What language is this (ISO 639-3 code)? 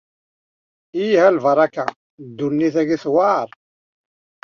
kab